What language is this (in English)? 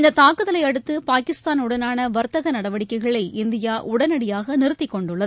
Tamil